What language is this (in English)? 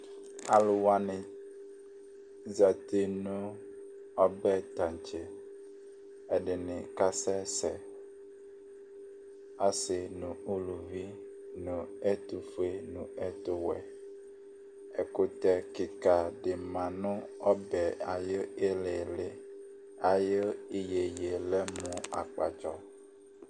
Ikposo